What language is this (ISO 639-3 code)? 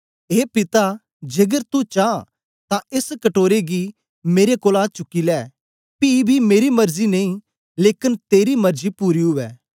doi